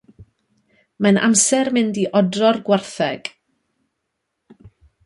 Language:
Welsh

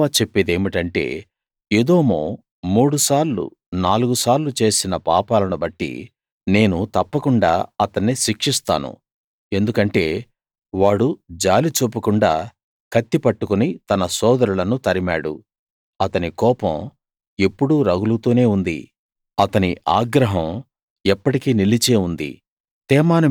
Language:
Telugu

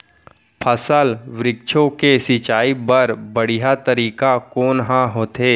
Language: Chhattisgarhi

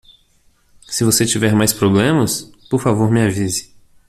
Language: Portuguese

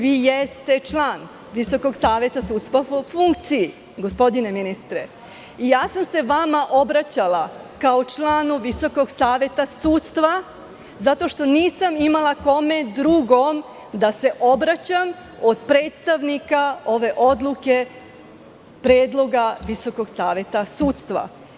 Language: Serbian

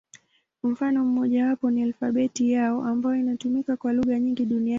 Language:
Swahili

